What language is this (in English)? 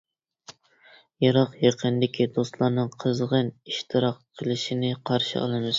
Uyghur